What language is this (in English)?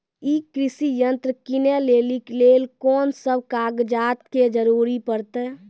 Maithili